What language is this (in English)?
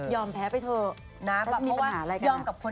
Thai